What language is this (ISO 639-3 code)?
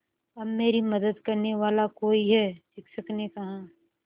hin